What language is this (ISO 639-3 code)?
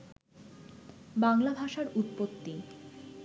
ben